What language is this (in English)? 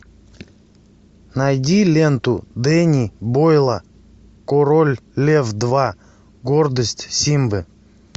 Russian